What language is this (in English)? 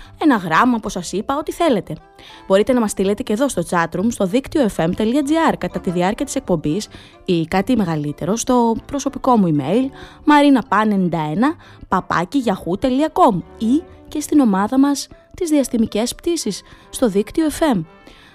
Greek